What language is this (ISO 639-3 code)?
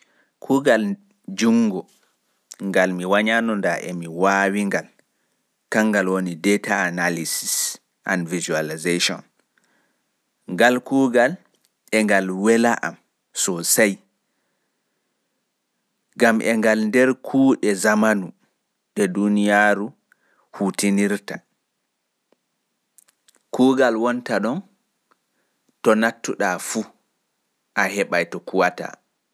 fuf